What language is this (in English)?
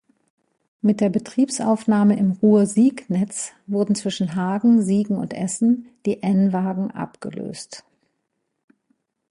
German